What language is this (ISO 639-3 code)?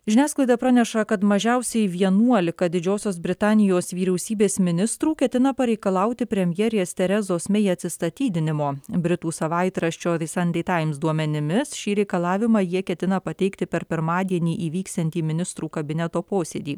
lit